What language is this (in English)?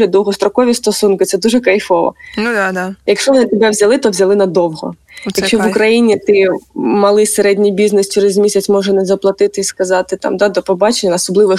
Ukrainian